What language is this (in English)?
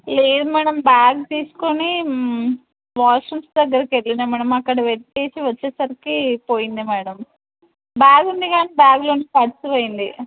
Telugu